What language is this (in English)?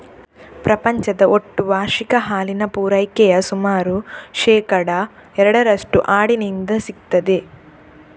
Kannada